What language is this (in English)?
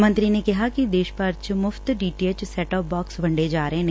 Punjabi